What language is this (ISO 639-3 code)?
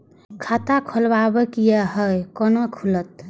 mai